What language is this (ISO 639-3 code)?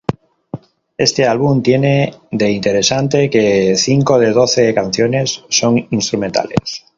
spa